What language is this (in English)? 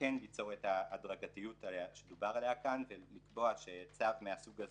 Hebrew